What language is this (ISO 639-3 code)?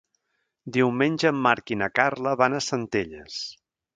cat